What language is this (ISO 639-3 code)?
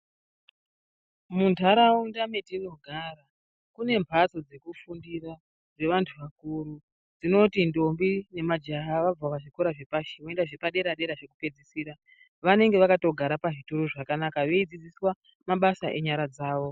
ndc